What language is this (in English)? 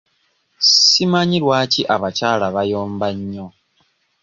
Ganda